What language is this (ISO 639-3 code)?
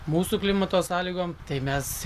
lit